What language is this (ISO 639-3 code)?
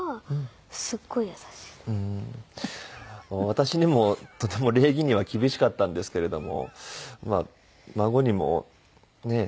jpn